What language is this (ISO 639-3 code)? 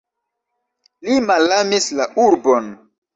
epo